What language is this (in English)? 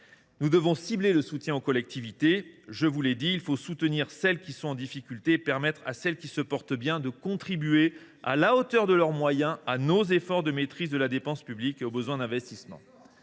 French